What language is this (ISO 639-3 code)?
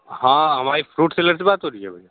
hin